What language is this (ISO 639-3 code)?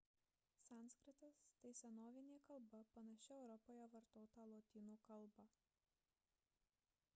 lit